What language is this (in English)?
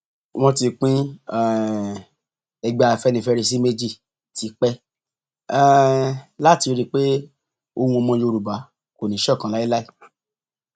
Yoruba